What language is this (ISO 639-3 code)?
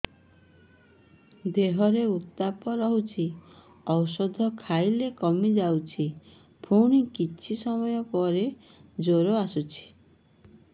ori